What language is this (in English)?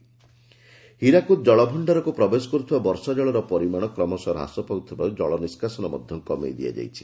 Odia